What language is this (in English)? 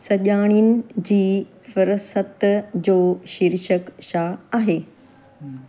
Sindhi